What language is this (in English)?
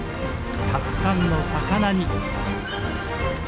Japanese